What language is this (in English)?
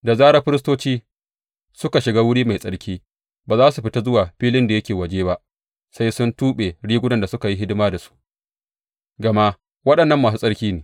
Hausa